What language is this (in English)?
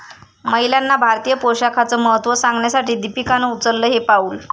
Marathi